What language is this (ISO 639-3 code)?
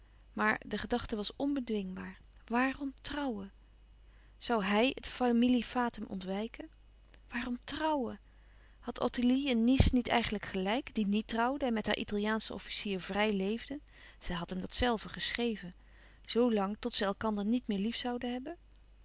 nld